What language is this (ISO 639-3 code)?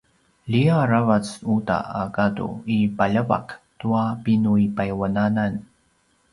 pwn